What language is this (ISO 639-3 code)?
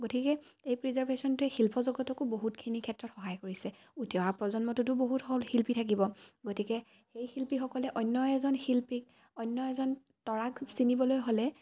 asm